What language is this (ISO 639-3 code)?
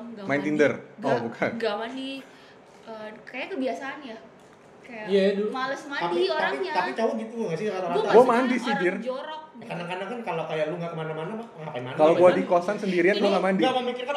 ind